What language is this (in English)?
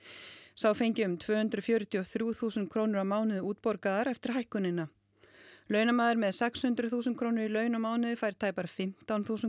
Icelandic